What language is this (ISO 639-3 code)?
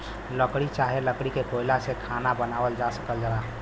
bho